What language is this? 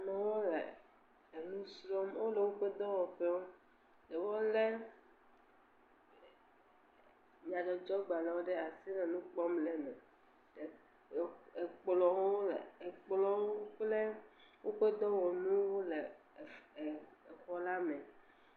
Ewe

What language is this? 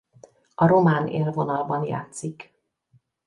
Hungarian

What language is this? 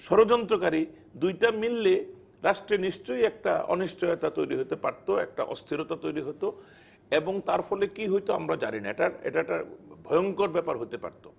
Bangla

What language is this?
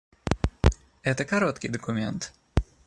Russian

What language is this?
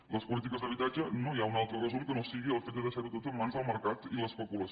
Catalan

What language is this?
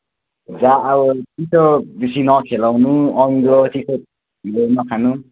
Nepali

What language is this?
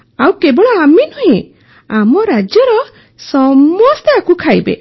Odia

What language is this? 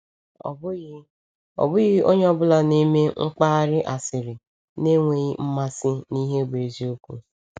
Igbo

